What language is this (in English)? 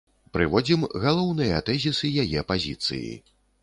Belarusian